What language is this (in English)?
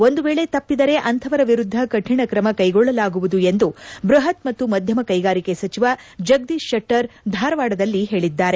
Kannada